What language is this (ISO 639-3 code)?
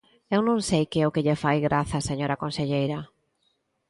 glg